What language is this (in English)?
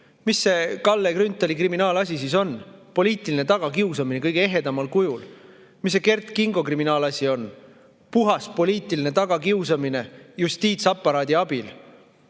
Estonian